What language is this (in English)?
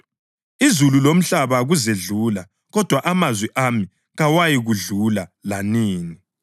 North Ndebele